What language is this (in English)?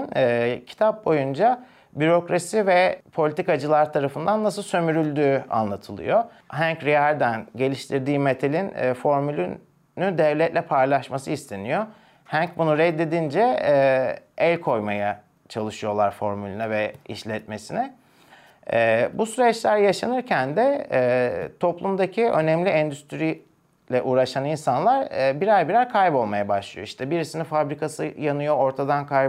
Turkish